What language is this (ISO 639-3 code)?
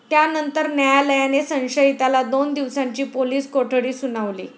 mar